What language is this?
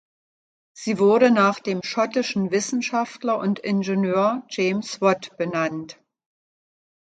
German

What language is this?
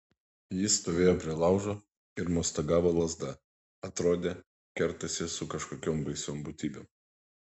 Lithuanian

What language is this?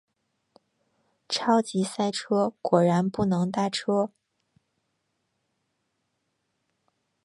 Chinese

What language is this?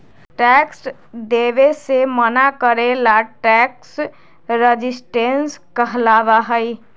Magahi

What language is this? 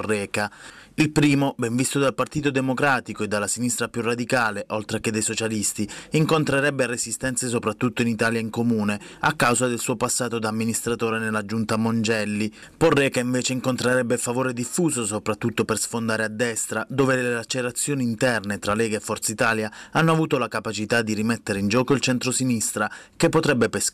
Italian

